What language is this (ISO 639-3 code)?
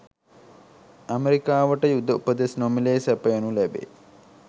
sin